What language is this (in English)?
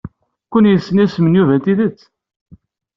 Kabyle